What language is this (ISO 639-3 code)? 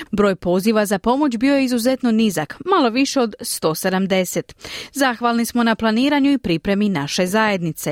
hrv